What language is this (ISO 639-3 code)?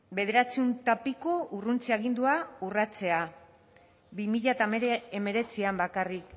eus